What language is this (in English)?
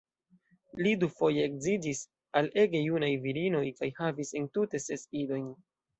Esperanto